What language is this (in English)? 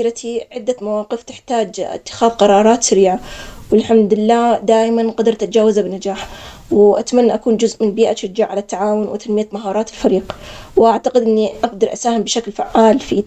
Omani Arabic